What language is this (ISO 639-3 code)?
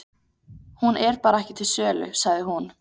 isl